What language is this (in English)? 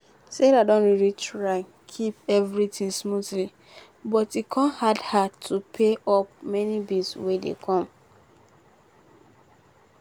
Nigerian Pidgin